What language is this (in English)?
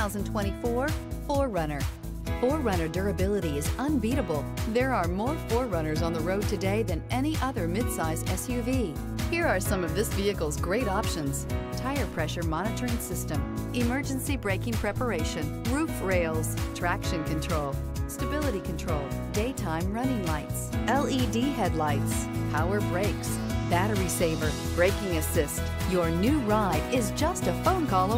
English